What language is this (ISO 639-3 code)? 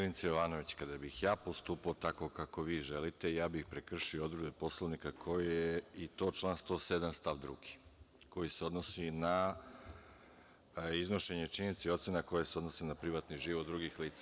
srp